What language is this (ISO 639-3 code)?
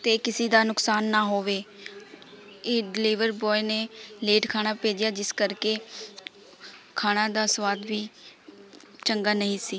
pan